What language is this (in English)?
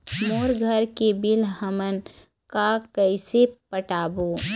Chhattisgarhi